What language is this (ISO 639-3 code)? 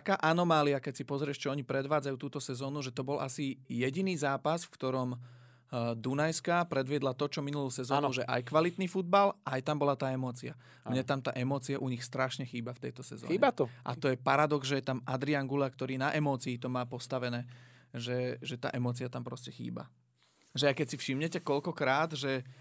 slk